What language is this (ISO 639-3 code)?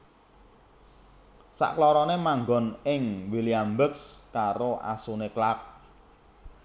jav